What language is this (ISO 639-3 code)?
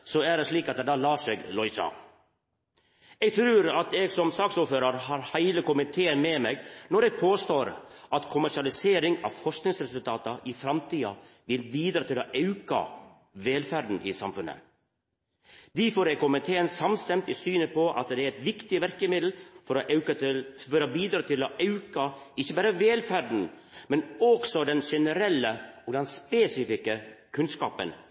nno